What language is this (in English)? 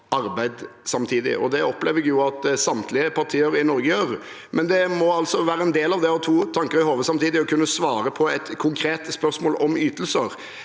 Norwegian